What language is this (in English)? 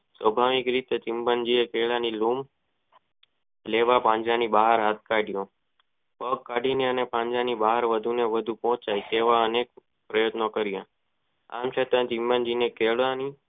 Gujarati